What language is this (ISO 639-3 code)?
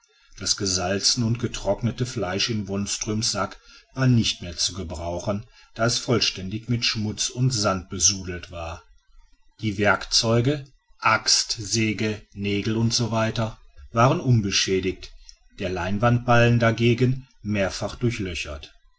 deu